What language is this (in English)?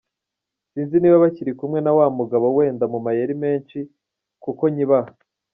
Kinyarwanda